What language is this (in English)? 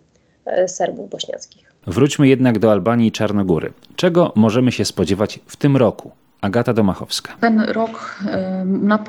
Polish